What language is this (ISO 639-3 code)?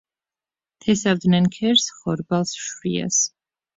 kat